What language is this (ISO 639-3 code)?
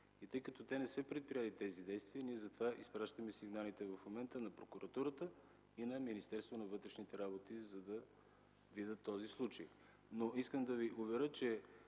bul